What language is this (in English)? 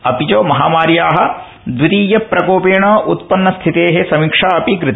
Sanskrit